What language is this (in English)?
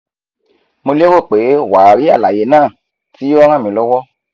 Yoruba